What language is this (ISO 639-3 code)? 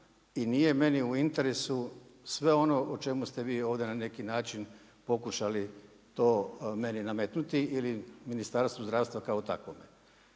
hrv